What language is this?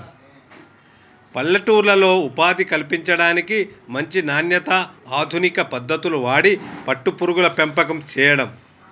Telugu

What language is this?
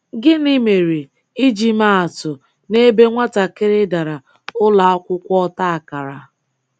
Igbo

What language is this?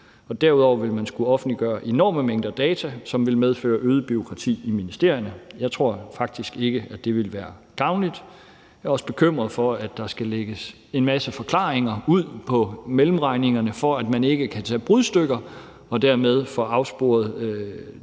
Danish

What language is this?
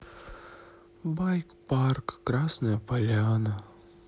Russian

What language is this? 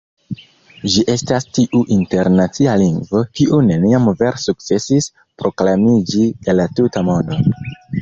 Esperanto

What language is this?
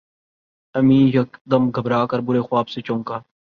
Urdu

